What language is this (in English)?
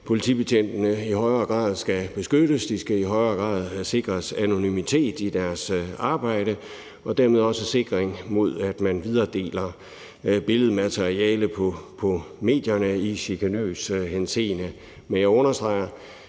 Danish